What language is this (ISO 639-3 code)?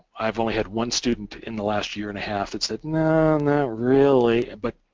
eng